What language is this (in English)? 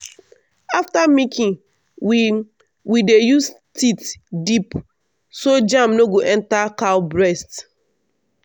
Nigerian Pidgin